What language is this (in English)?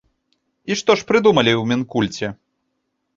Belarusian